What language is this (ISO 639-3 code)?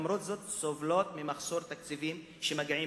heb